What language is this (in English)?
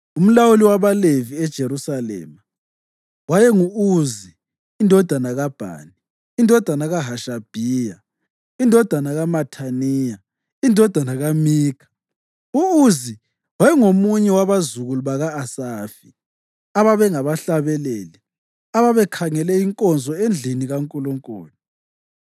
North Ndebele